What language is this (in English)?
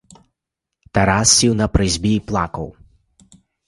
Ukrainian